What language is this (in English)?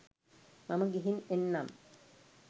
Sinhala